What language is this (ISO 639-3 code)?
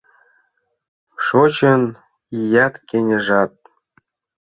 chm